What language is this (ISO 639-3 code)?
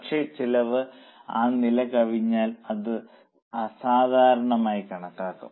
mal